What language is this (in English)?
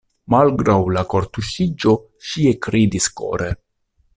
Esperanto